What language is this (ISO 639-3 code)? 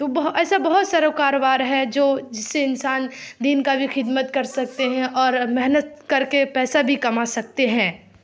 urd